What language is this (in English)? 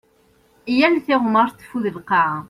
Kabyle